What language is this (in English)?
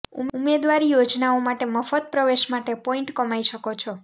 Gujarati